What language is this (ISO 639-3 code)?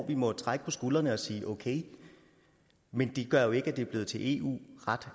dan